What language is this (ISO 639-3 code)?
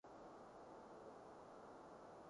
yue